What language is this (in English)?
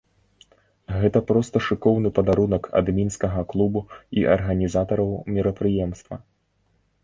Belarusian